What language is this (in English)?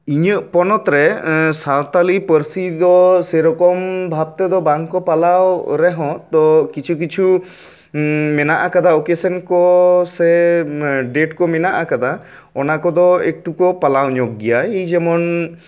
Santali